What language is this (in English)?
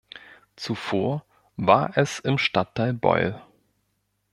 German